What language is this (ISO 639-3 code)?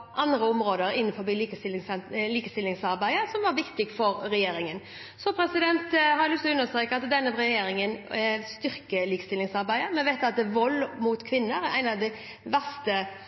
nob